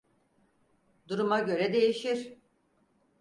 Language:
Turkish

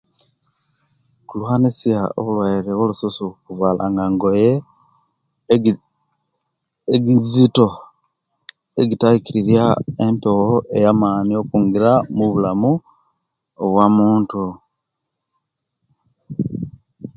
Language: Kenyi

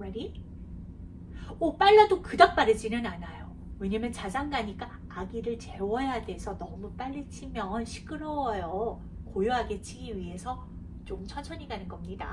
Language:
Korean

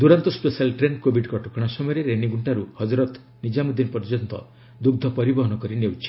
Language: Odia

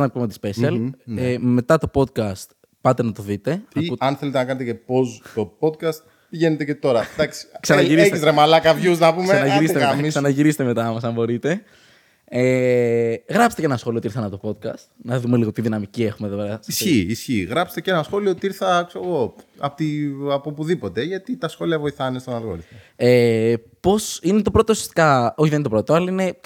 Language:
Greek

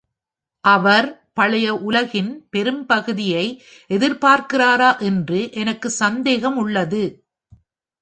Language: Tamil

